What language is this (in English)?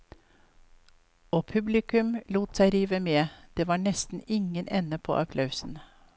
Norwegian